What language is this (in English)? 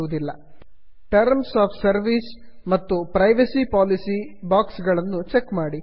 Kannada